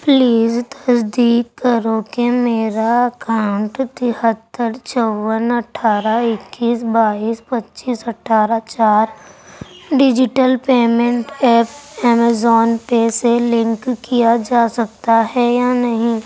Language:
Urdu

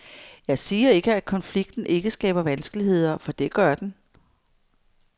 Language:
Danish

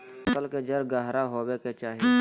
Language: Magahi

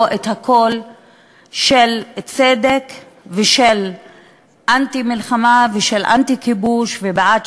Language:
Hebrew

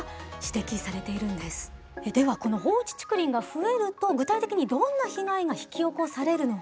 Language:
Japanese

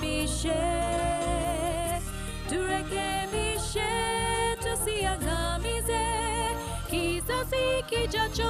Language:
Swahili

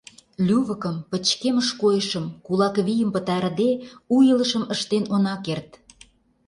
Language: Mari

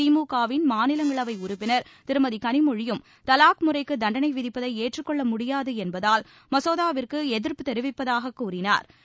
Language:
Tamil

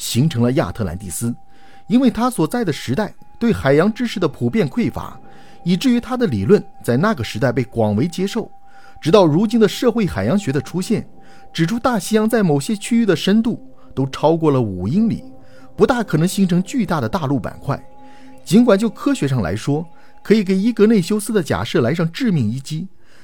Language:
Chinese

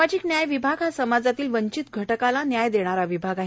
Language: Marathi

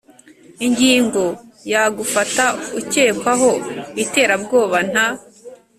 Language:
Kinyarwanda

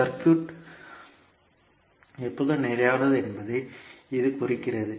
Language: Tamil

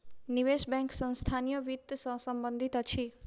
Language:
Maithili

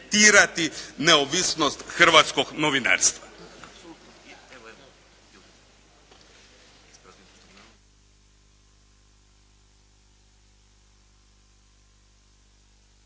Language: Croatian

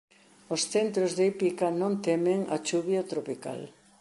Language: Galician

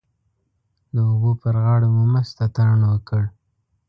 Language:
Pashto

